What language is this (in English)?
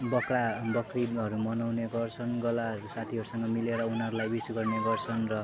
Nepali